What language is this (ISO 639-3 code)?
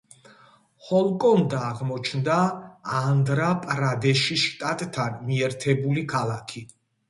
kat